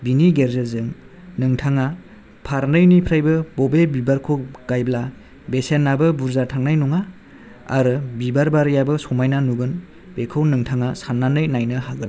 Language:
Bodo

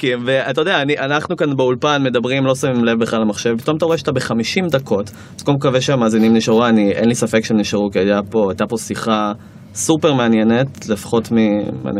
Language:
Hebrew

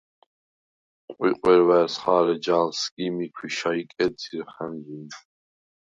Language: Svan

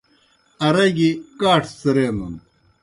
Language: Kohistani Shina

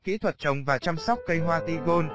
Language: Vietnamese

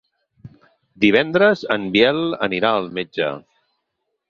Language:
Catalan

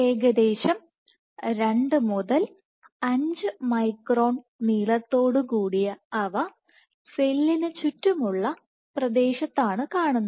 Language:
Malayalam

